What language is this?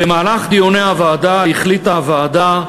Hebrew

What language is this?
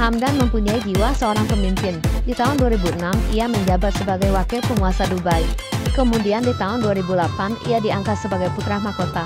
Indonesian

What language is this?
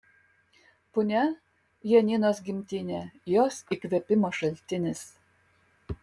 Lithuanian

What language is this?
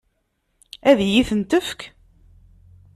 Kabyle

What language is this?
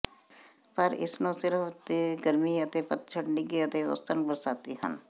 Punjabi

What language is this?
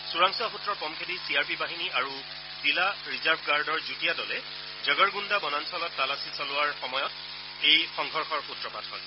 Assamese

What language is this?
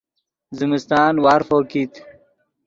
Yidgha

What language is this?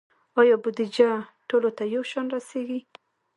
Pashto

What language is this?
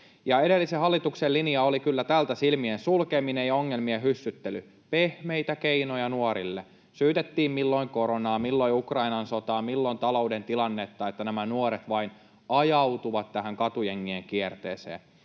Finnish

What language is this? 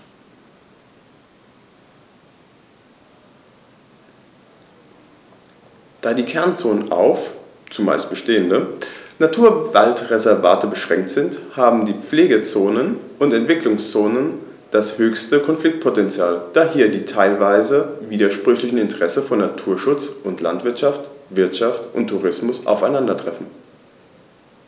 German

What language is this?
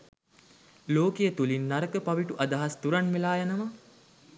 Sinhala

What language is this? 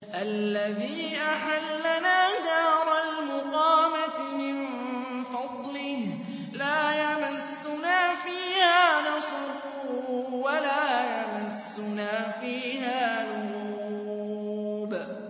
Arabic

